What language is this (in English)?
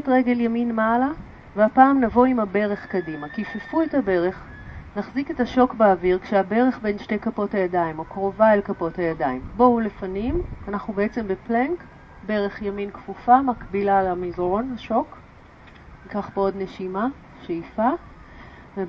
Hebrew